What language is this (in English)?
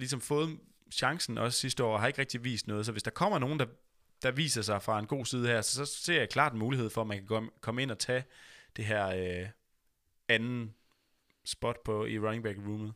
Danish